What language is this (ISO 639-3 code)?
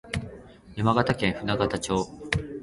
jpn